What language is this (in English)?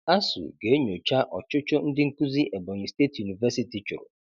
Igbo